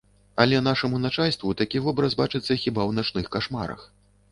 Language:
Belarusian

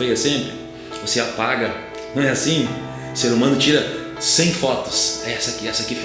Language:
Portuguese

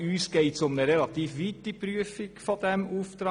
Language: Swiss German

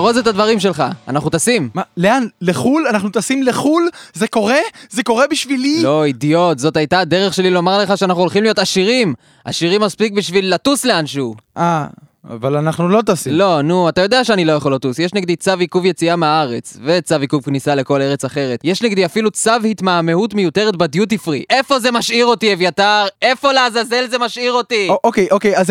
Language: Hebrew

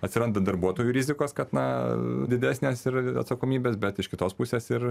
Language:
Lithuanian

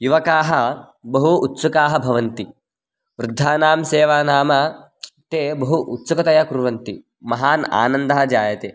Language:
Sanskrit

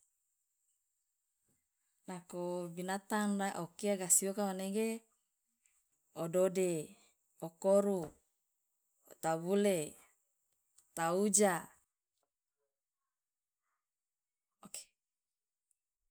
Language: Loloda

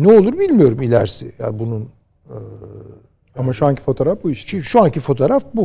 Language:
Turkish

